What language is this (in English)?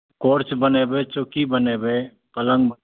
Maithili